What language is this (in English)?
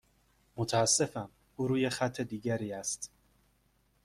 Persian